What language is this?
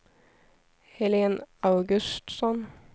Swedish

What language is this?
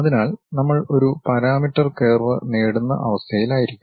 Malayalam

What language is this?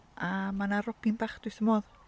Welsh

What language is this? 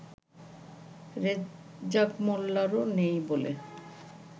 Bangla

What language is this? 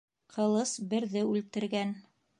Bashkir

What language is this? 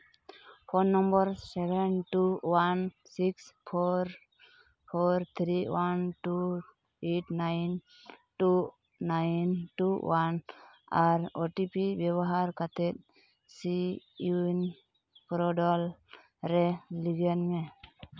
Santali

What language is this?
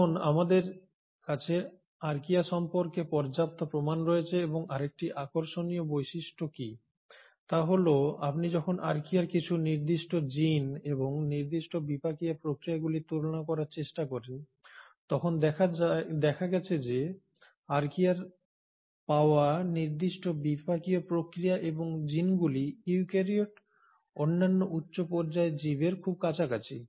Bangla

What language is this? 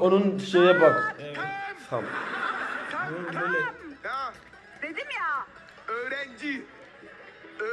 Turkish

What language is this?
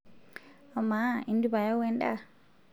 Masai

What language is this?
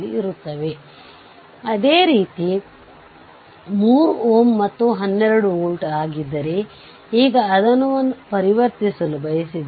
Kannada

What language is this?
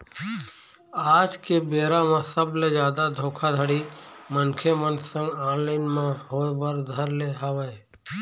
Chhattisgarhi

